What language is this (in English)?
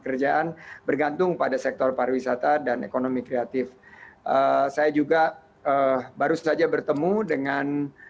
Indonesian